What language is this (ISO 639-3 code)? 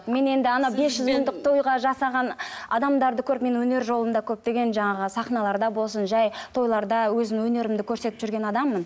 kaz